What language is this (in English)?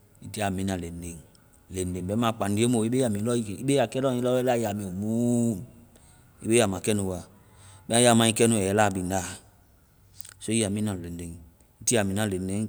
Vai